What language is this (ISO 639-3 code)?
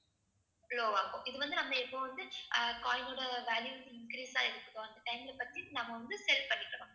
tam